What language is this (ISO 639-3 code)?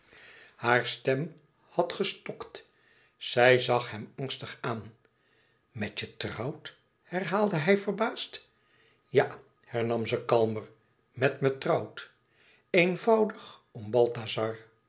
nld